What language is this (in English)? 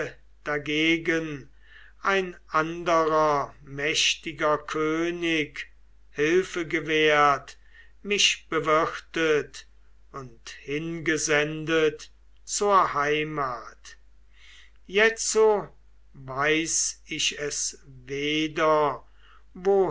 German